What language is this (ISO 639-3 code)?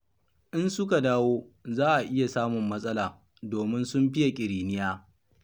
hau